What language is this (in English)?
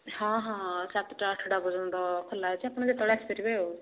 Odia